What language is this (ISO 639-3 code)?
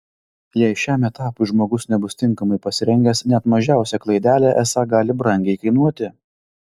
lit